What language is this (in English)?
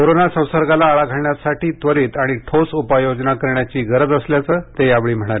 Marathi